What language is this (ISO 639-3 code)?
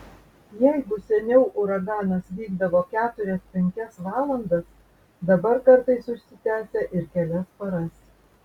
lit